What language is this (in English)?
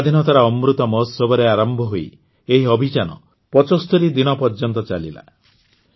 Odia